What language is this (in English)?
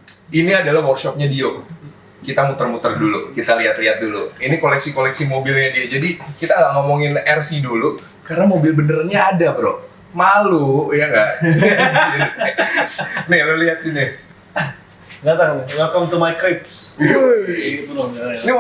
Indonesian